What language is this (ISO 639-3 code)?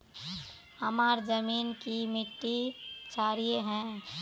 mag